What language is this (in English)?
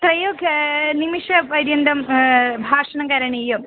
Sanskrit